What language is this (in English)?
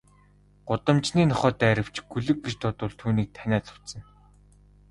Mongolian